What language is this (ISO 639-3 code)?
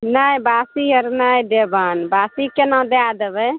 mai